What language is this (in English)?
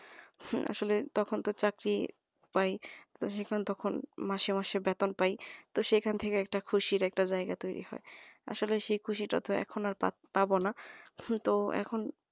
Bangla